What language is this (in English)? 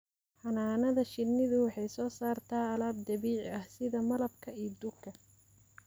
Somali